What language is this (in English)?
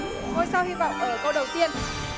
Vietnamese